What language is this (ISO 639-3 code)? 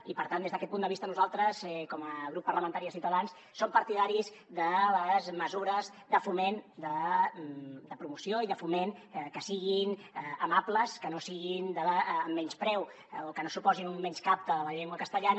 cat